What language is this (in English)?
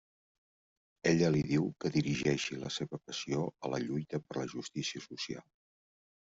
Catalan